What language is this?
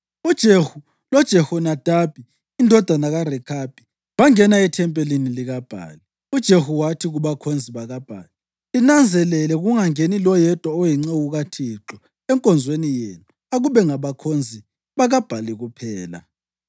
North Ndebele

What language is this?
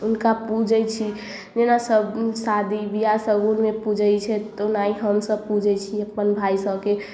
Maithili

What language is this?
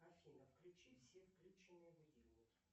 Russian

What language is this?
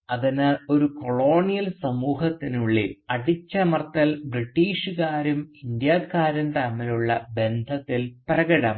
Malayalam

